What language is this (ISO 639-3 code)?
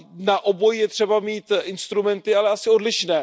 ces